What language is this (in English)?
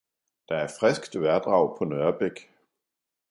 Danish